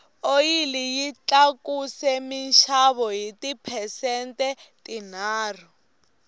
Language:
Tsonga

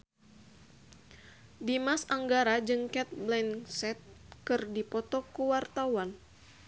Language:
Sundanese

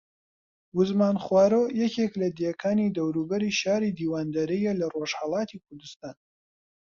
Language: Central Kurdish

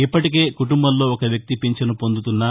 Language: Telugu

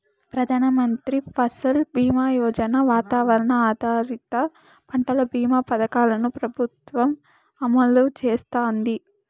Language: Telugu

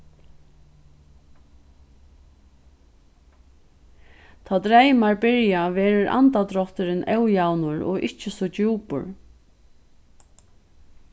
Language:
Faroese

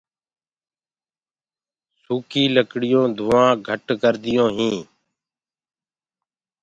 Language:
Gurgula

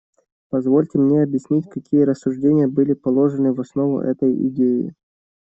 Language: Russian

